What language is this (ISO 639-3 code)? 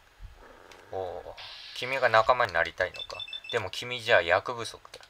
jpn